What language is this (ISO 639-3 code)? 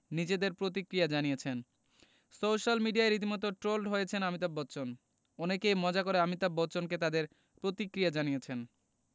ben